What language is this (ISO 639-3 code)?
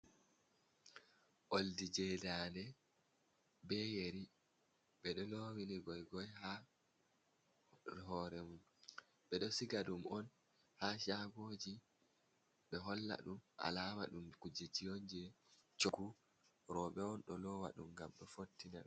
ful